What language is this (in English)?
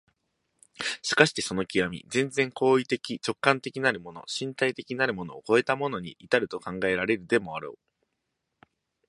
Japanese